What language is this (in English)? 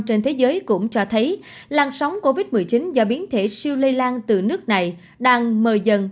Vietnamese